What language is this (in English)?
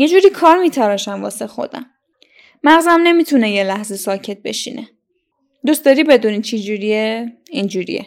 Persian